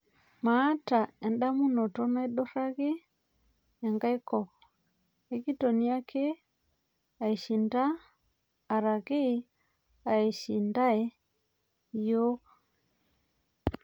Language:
Masai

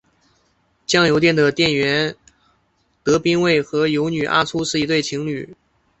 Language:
Chinese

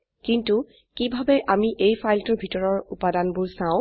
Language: Assamese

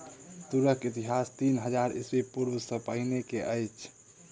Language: Maithili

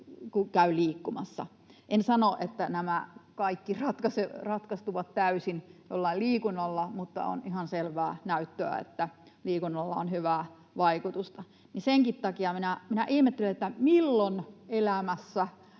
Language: Finnish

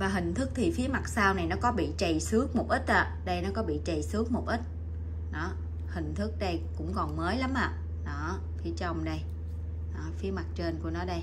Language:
Vietnamese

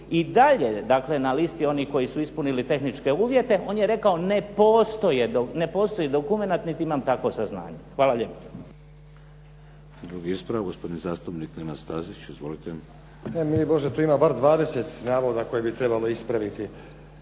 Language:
Croatian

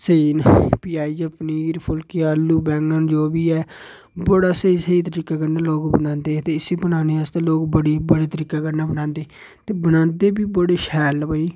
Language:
Dogri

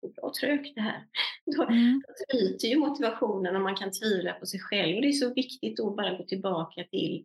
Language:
Swedish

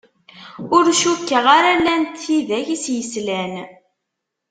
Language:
Kabyle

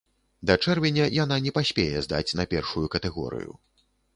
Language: Belarusian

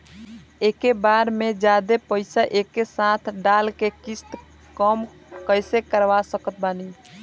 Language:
Bhojpuri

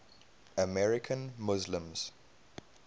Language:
English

